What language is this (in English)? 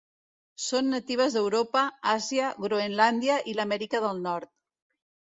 Catalan